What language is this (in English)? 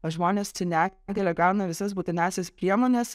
Lithuanian